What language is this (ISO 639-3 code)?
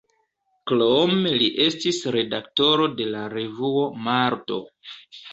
epo